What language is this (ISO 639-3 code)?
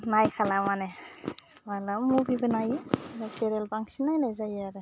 brx